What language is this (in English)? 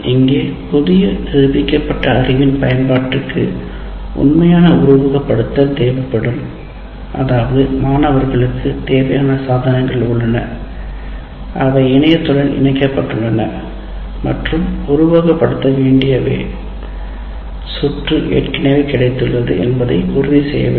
Tamil